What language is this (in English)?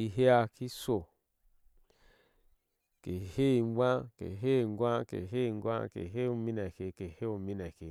Ashe